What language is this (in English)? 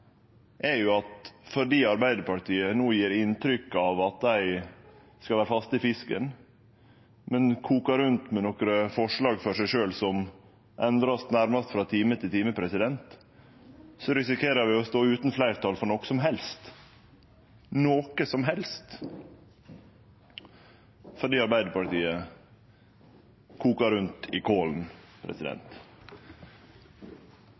Norwegian Nynorsk